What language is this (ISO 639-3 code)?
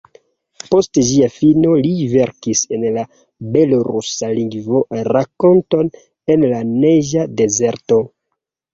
epo